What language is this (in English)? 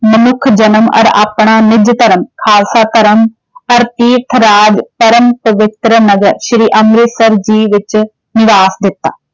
Punjabi